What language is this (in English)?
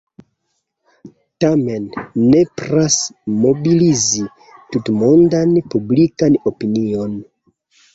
Esperanto